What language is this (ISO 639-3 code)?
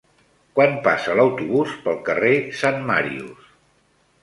cat